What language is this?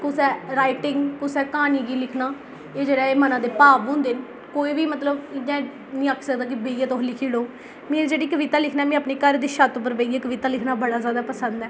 Dogri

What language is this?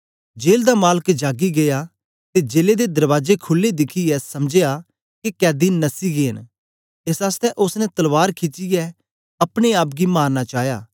Dogri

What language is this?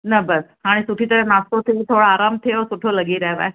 Sindhi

